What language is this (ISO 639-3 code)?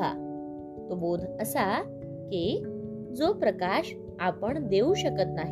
mar